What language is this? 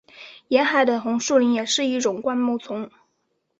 Chinese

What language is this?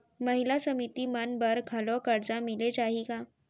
Chhattisgarhi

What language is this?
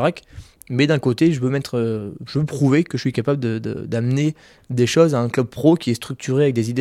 French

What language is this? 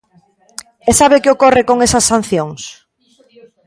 Galician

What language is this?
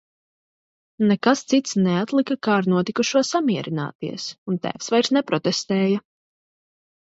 Latvian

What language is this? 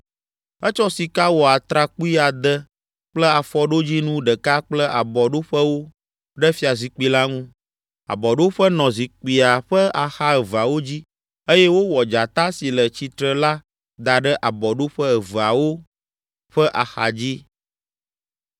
Ewe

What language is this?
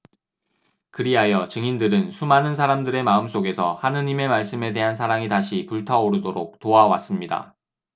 Korean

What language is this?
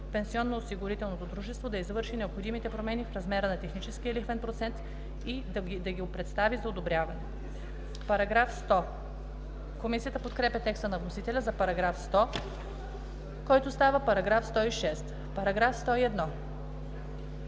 Bulgarian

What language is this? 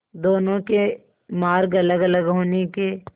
Hindi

